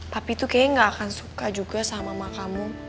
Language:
Indonesian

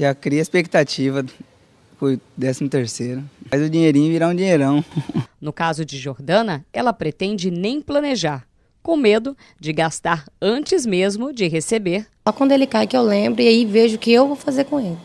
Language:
Portuguese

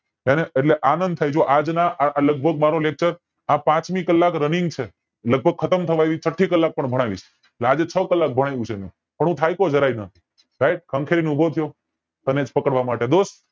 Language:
Gujarati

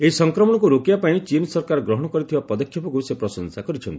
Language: Odia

